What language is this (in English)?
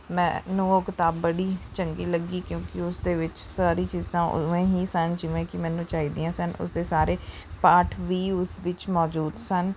Punjabi